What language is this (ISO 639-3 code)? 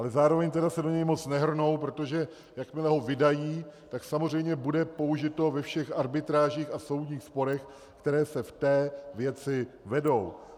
ces